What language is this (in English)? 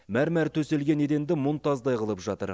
Kazakh